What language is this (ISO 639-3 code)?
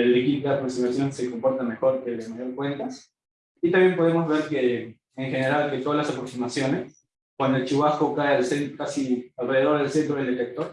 spa